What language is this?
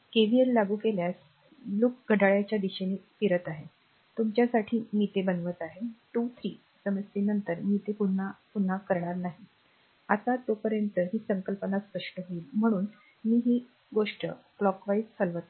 Marathi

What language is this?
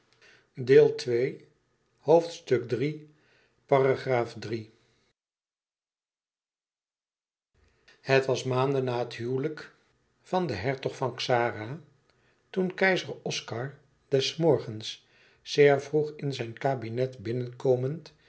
Dutch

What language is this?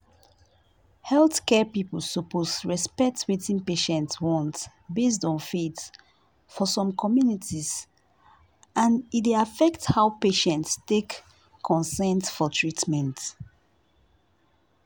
Nigerian Pidgin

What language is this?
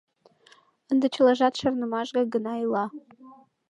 Mari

